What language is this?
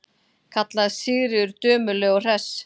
Icelandic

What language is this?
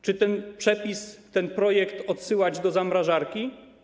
Polish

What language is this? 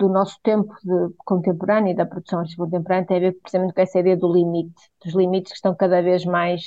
Portuguese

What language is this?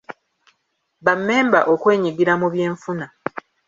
Ganda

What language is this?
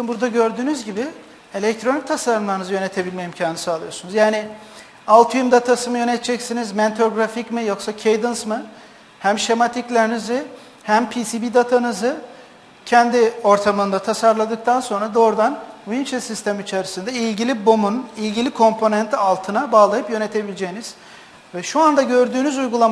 Turkish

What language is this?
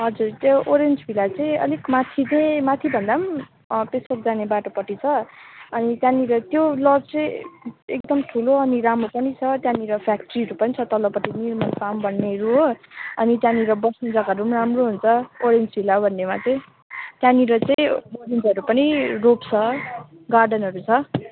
Nepali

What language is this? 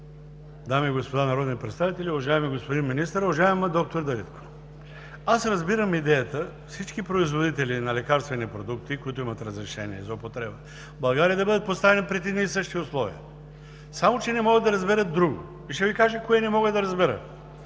Bulgarian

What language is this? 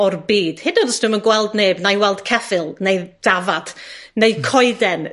Welsh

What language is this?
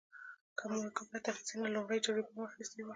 Pashto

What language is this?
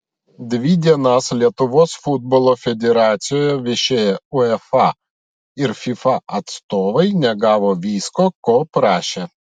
Lithuanian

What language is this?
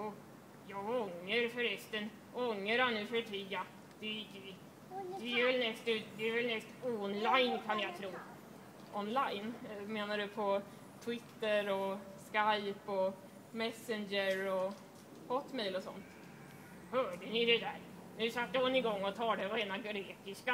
Swedish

